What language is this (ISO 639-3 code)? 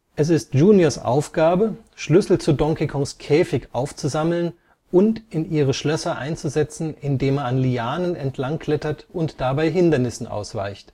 deu